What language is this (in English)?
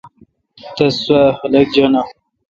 Kalkoti